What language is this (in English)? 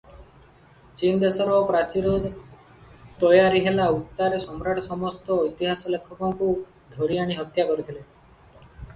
Odia